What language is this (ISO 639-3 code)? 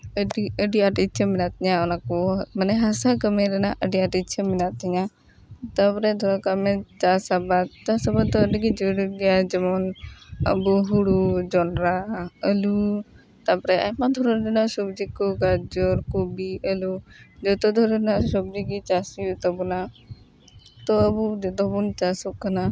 sat